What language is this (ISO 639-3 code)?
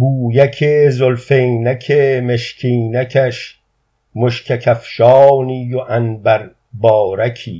fas